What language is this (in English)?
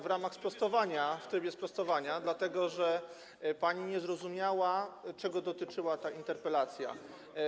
Polish